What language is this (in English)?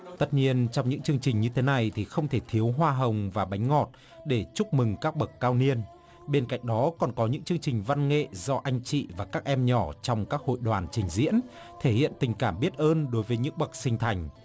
Vietnamese